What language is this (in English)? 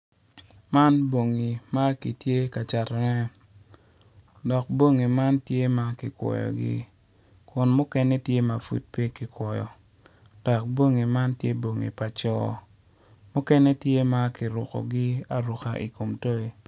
Acoli